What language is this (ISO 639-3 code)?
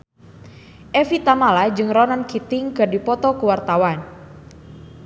sun